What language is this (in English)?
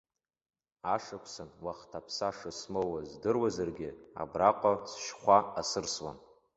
Abkhazian